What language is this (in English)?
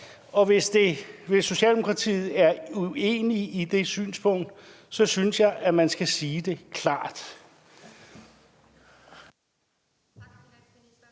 Danish